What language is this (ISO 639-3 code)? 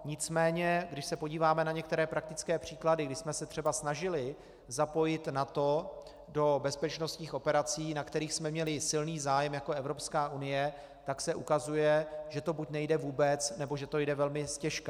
ces